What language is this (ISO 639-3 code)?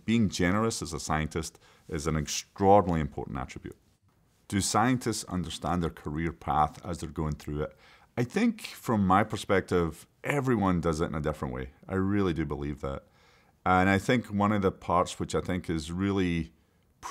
eng